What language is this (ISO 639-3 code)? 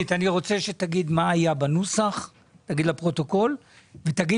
heb